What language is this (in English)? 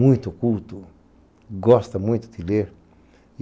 Portuguese